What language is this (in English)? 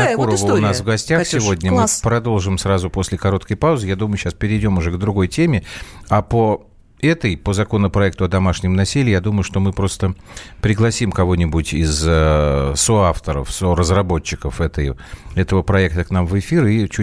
Russian